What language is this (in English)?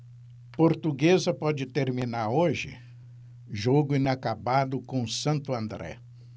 Portuguese